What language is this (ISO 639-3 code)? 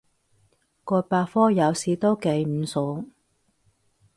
yue